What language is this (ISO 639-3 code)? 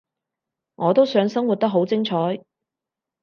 yue